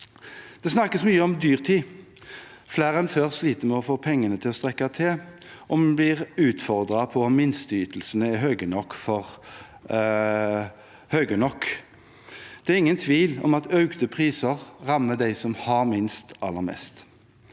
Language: Norwegian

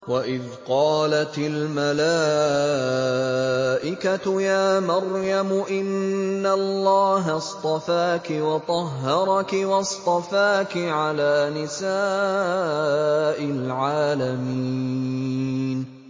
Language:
Arabic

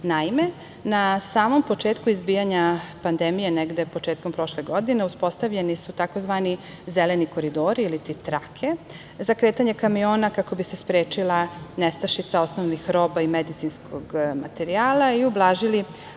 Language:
Serbian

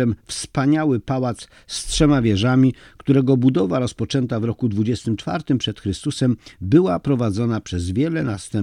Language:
Polish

